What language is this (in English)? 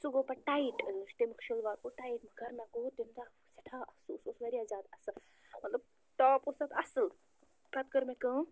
Kashmiri